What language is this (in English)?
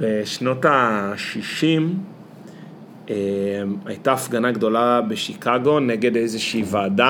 Hebrew